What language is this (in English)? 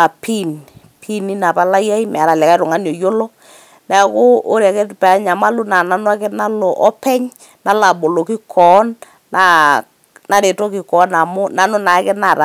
Masai